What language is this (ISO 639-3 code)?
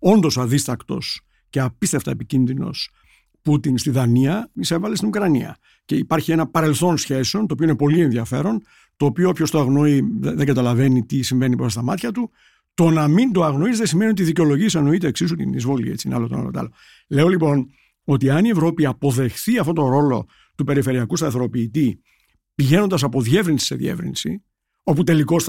ell